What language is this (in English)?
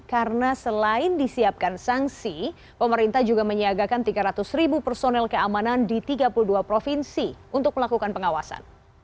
Indonesian